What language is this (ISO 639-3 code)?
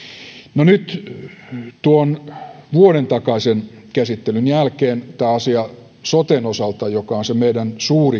fin